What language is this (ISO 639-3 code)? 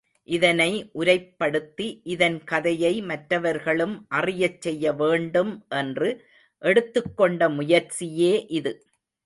tam